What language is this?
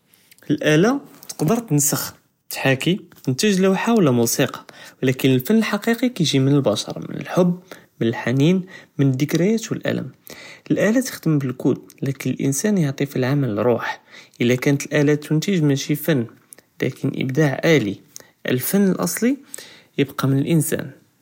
Judeo-Arabic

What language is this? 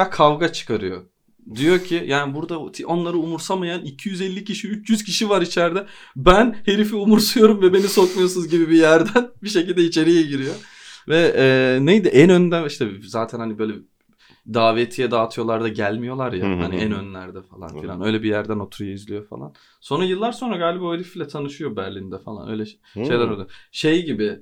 Turkish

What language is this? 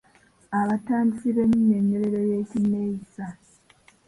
Ganda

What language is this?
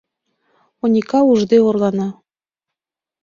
Mari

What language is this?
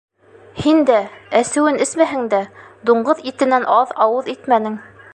Bashkir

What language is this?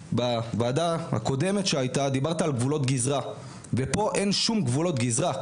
Hebrew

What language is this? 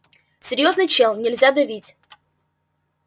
Russian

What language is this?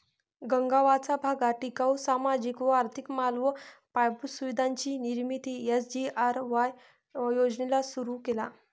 Marathi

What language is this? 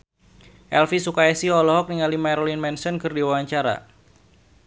Sundanese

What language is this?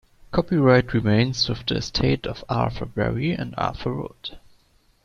English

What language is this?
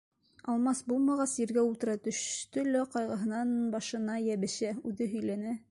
Bashkir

